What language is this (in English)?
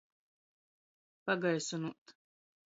Latgalian